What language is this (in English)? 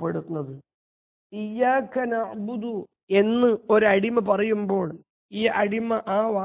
Arabic